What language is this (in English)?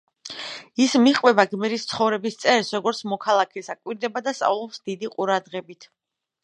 Georgian